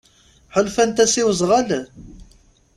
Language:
Kabyle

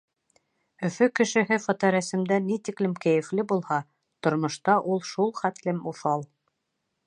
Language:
Bashkir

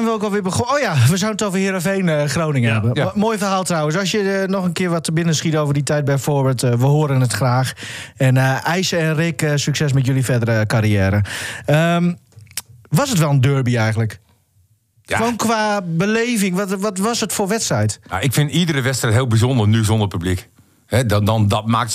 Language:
Dutch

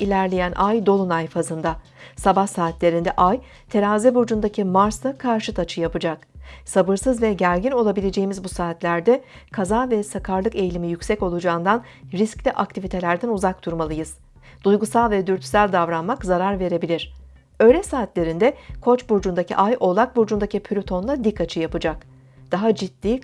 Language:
Turkish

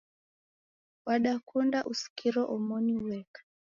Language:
Taita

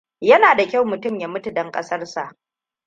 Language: Hausa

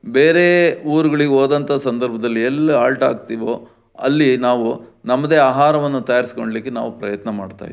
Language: Kannada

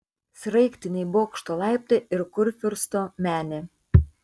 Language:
Lithuanian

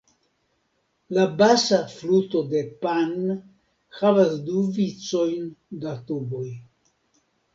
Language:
Esperanto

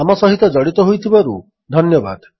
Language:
Odia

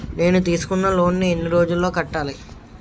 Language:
Telugu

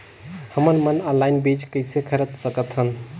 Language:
Chhattisgarhi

